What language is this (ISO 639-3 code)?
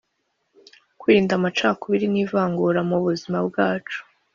kin